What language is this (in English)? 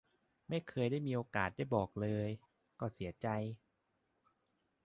Thai